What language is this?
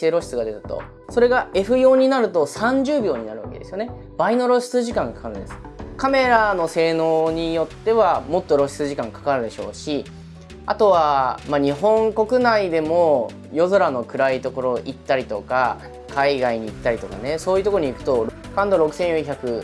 Japanese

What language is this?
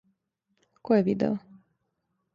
Serbian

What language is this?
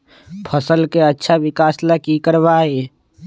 Magahi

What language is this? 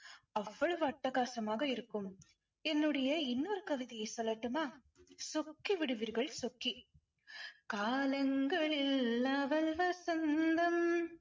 Tamil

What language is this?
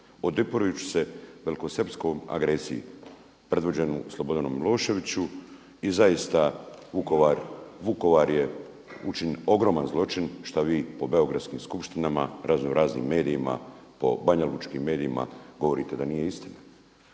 Croatian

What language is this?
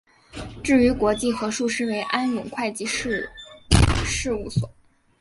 Chinese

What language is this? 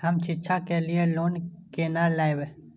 Maithili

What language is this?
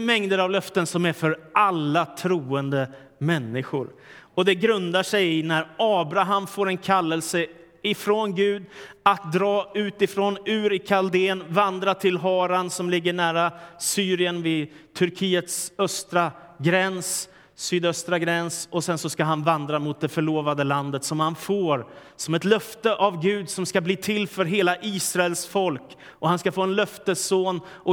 Swedish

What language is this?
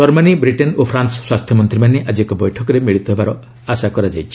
Odia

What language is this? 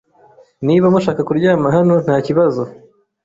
Kinyarwanda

